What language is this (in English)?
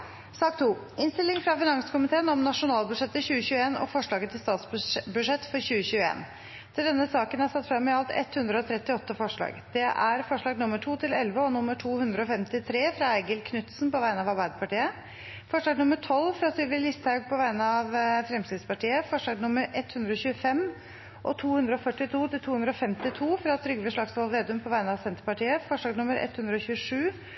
Norwegian Bokmål